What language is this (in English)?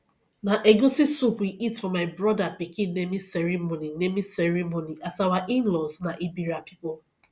Nigerian Pidgin